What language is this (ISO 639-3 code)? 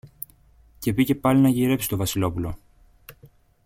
ell